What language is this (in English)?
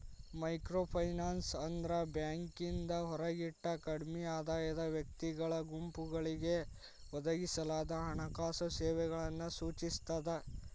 Kannada